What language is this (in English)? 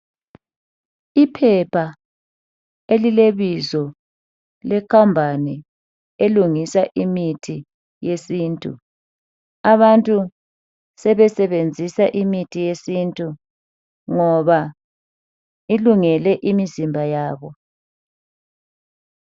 North Ndebele